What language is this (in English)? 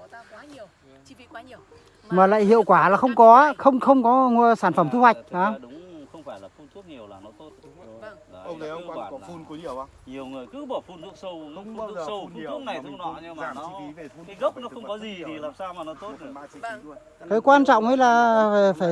Vietnamese